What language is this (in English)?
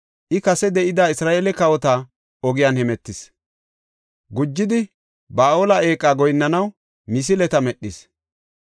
Gofa